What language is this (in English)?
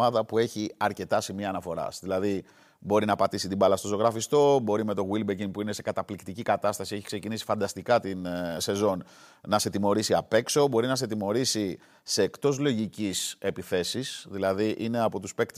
Greek